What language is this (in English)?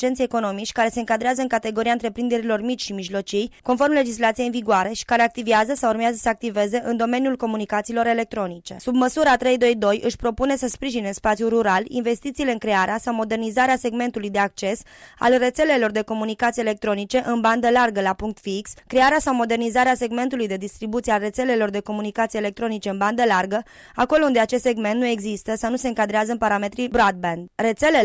Romanian